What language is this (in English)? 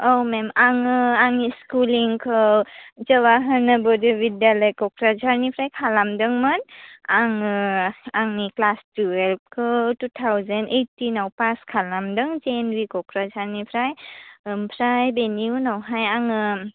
Bodo